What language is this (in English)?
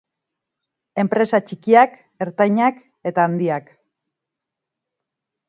Basque